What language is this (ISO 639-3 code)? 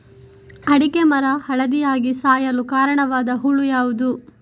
kan